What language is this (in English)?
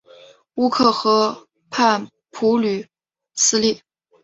Chinese